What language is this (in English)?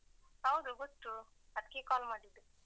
Kannada